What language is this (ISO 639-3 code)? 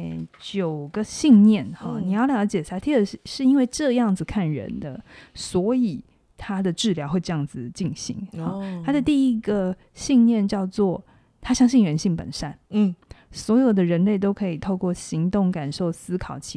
zho